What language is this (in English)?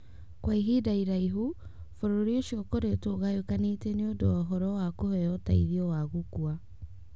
Kikuyu